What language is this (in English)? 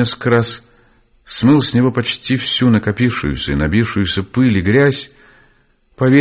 Russian